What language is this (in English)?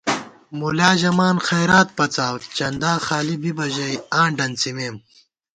Gawar-Bati